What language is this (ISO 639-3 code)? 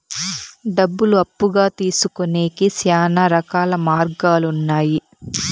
tel